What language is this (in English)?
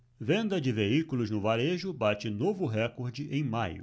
Portuguese